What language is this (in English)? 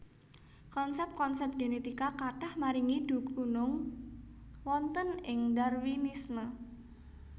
Javanese